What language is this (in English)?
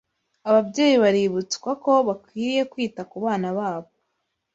Kinyarwanda